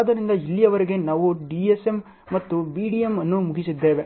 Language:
Kannada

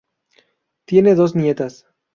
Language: Spanish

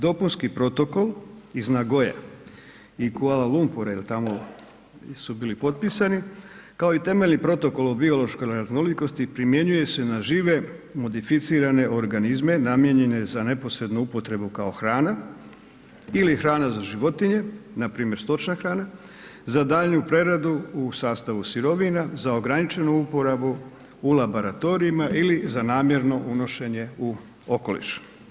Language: Croatian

